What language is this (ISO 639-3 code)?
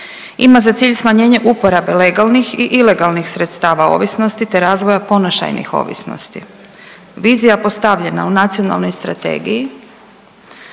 hrv